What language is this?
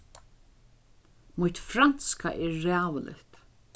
Faroese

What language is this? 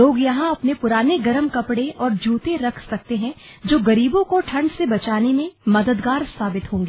Hindi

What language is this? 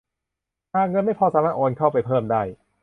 Thai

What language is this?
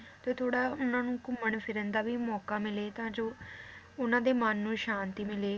Punjabi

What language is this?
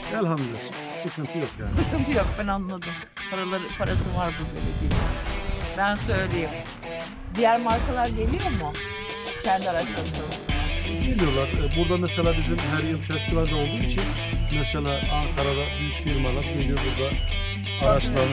Turkish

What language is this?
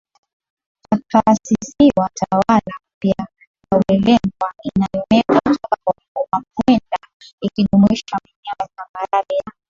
Swahili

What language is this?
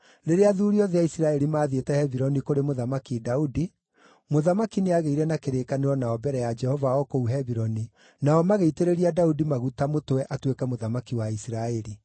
Kikuyu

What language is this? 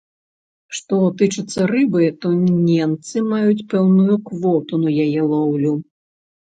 Belarusian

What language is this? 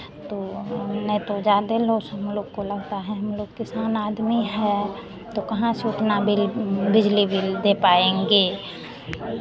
Hindi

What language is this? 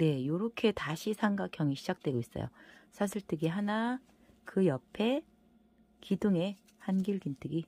Korean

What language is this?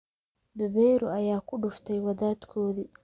Somali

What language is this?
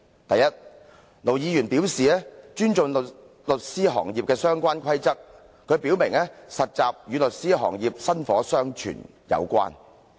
Cantonese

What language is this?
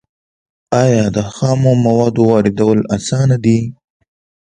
Pashto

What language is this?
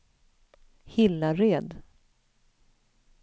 Swedish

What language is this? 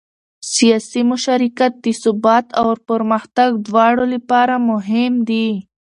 Pashto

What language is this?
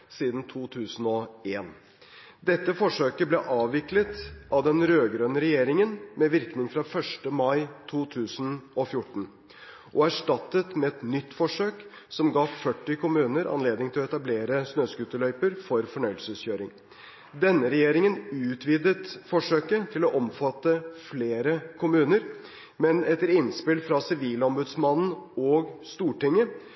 Norwegian Bokmål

